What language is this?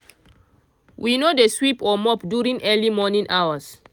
Nigerian Pidgin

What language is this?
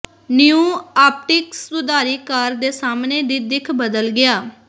Punjabi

